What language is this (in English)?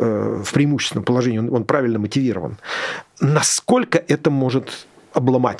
Russian